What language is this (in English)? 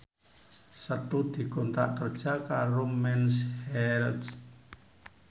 Javanese